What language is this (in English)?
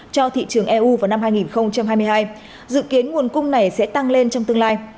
Vietnamese